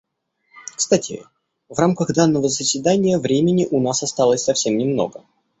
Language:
Russian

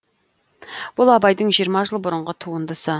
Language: Kazakh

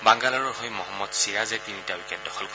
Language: Assamese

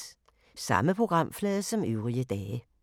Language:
Danish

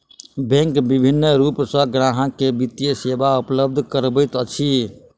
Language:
Maithili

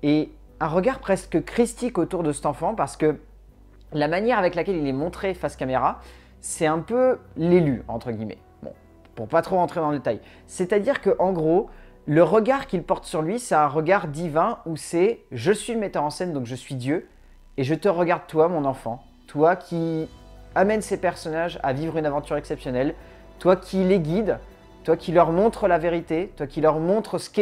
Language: French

